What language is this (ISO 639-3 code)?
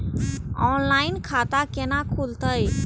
mai